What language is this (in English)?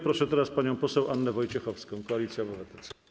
Polish